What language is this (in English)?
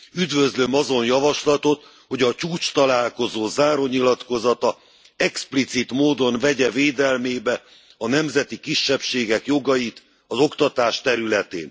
Hungarian